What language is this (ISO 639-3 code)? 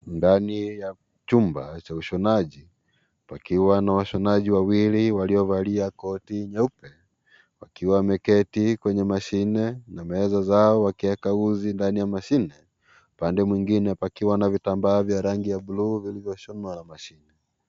swa